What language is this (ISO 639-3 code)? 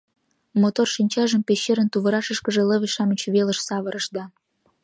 chm